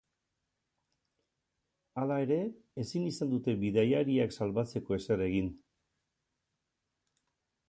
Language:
Basque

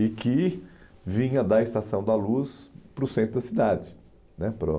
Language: Portuguese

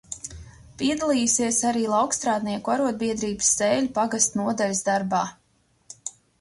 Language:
Latvian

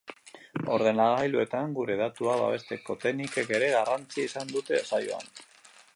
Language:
Basque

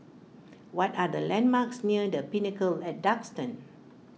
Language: English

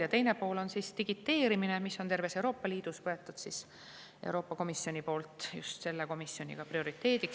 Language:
Estonian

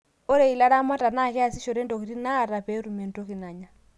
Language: Masai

